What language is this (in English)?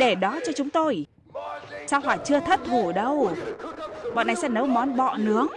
Vietnamese